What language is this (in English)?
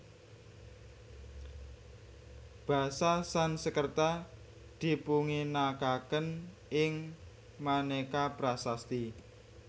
Javanese